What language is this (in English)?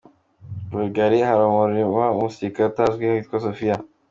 Kinyarwanda